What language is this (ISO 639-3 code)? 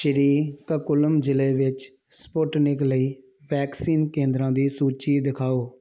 pan